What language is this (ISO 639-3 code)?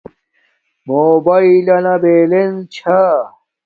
dmk